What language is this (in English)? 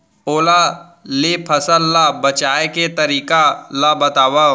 Chhattisgarhi